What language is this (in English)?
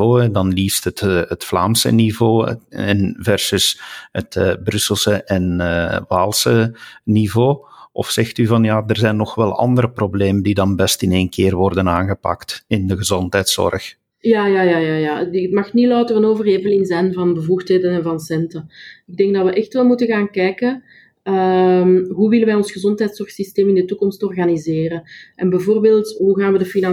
Dutch